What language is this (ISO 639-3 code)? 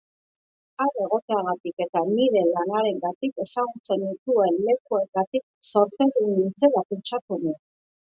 eus